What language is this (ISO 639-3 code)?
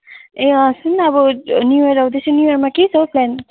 nep